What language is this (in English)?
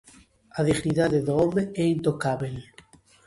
Galician